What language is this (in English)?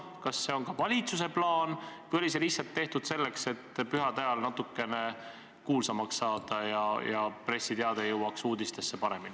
Estonian